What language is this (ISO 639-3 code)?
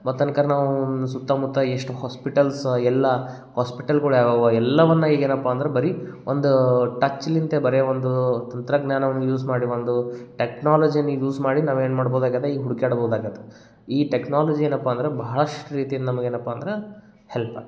kan